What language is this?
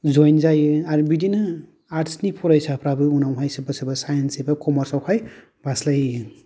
Bodo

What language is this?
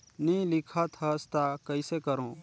Chhattisgarhi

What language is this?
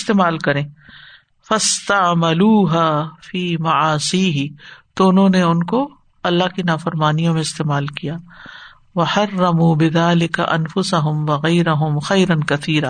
Urdu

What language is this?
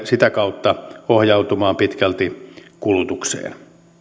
Finnish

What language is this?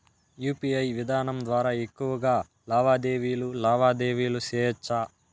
Telugu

